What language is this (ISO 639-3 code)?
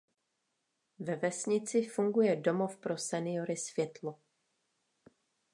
ces